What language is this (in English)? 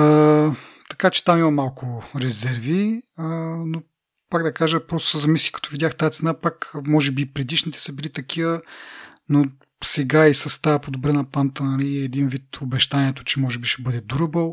Bulgarian